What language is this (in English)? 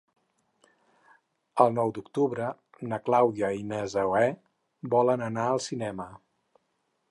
Catalan